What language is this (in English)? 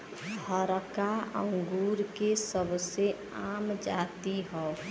Bhojpuri